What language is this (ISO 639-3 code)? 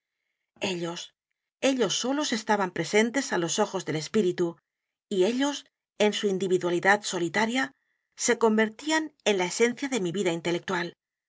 spa